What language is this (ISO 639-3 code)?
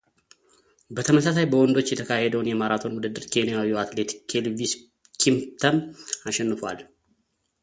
amh